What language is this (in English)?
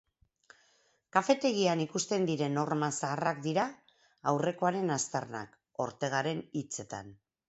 Basque